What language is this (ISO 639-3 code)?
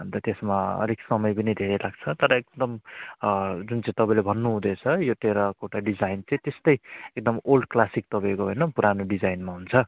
nep